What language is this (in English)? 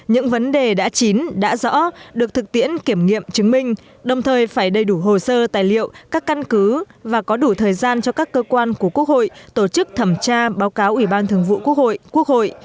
Vietnamese